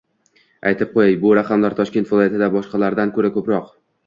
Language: Uzbek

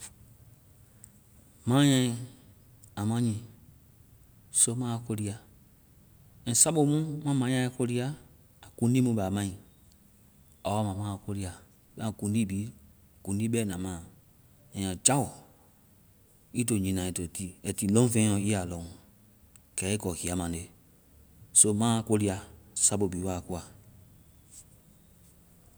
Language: Vai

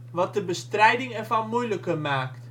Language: Dutch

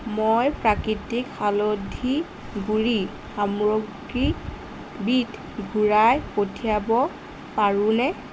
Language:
Assamese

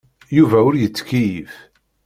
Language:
Kabyle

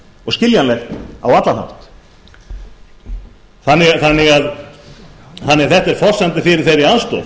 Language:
Icelandic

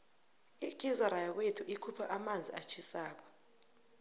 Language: South Ndebele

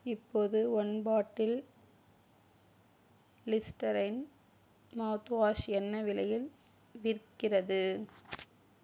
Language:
Tamil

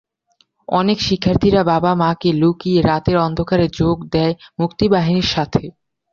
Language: Bangla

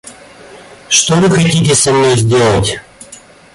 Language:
Russian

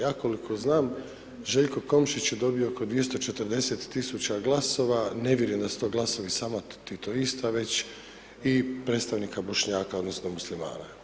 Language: Croatian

